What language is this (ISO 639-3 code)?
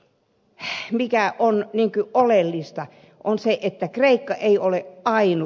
fin